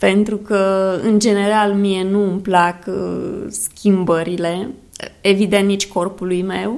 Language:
Romanian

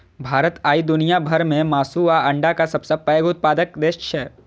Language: Maithili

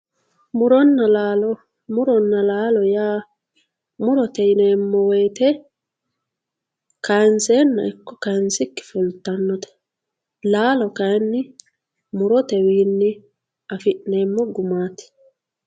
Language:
Sidamo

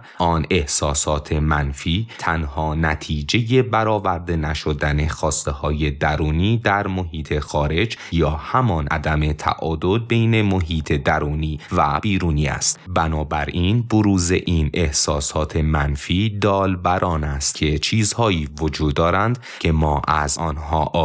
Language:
Persian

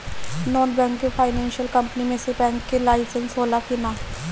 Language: Bhojpuri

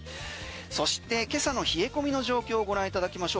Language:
Japanese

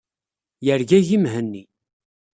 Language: Kabyle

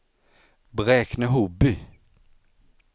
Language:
Swedish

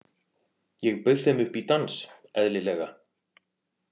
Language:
Icelandic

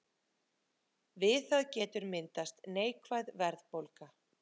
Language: Icelandic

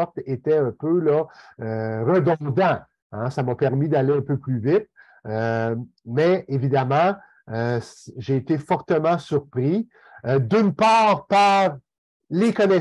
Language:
French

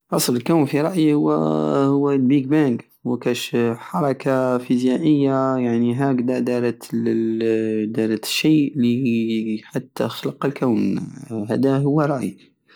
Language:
Algerian Saharan Arabic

